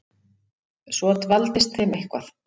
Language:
Icelandic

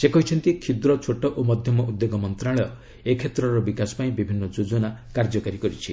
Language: Odia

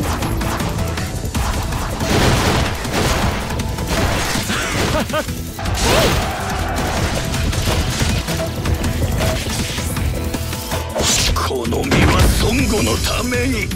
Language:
Japanese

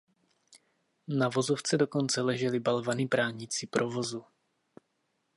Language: Czech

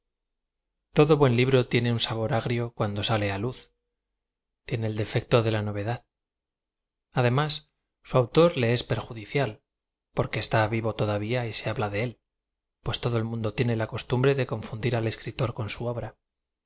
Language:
Spanish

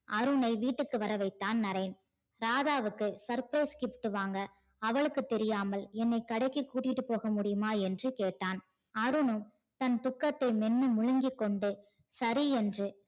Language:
Tamil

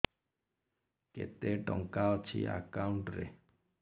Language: Odia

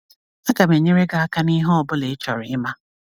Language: Igbo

